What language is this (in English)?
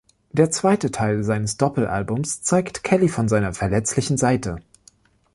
German